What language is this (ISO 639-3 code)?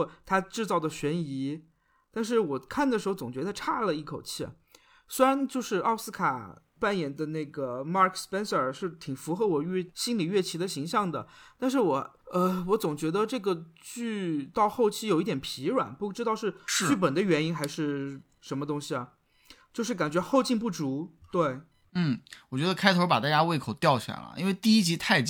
zho